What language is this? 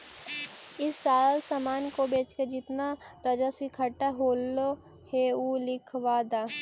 Magahi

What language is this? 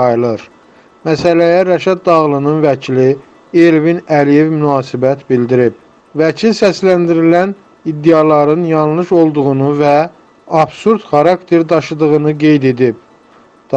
Turkish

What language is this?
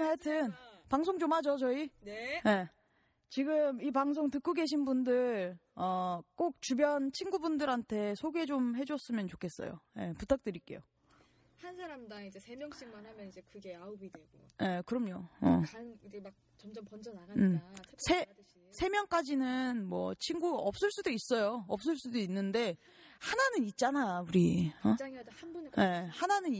Korean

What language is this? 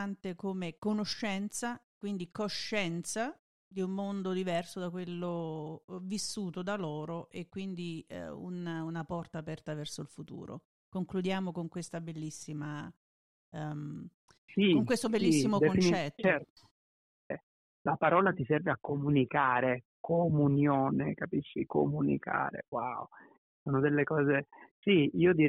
Italian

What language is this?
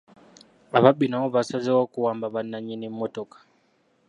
Ganda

